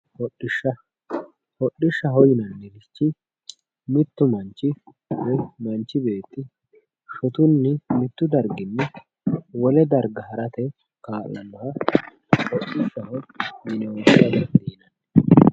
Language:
Sidamo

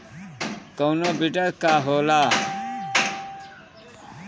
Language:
Bhojpuri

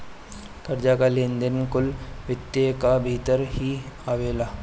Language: Bhojpuri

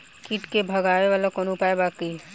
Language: Bhojpuri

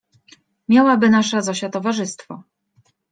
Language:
Polish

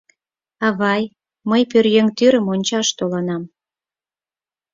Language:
Mari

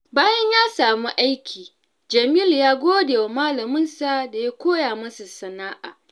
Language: Hausa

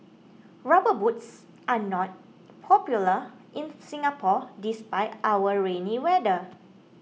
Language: English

